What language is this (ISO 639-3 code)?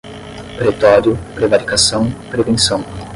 por